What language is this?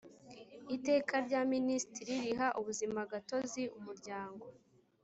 Kinyarwanda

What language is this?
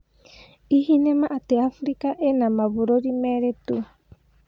Kikuyu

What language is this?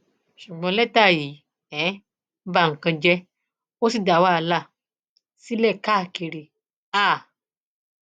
Yoruba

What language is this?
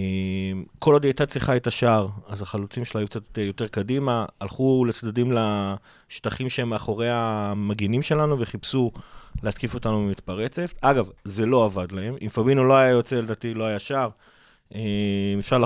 Hebrew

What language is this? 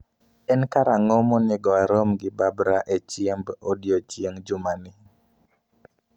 Luo (Kenya and Tanzania)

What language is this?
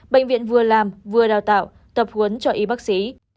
Vietnamese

